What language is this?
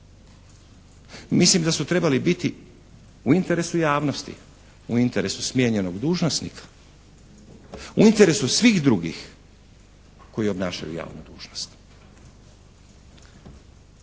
Croatian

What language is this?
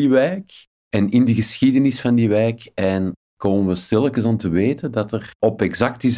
Dutch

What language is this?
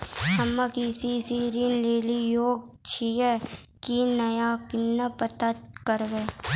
Maithili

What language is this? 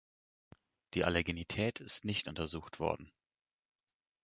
German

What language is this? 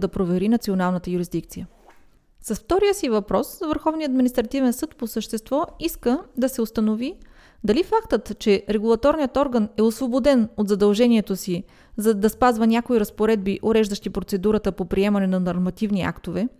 Bulgarian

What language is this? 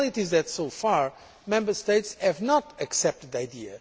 English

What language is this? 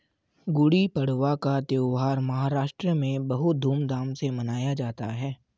Hindi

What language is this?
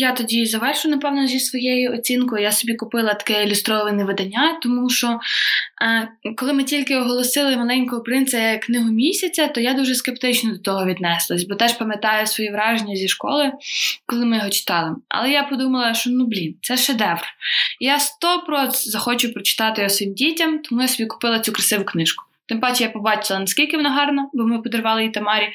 Ukrainian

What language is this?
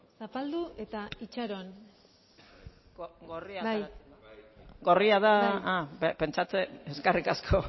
Basque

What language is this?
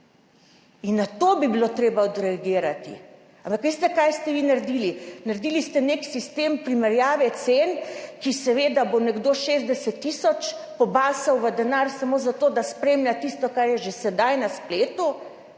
Slovenian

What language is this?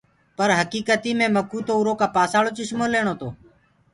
Gurgula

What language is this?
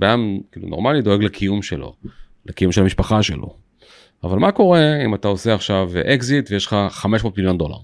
Hebrew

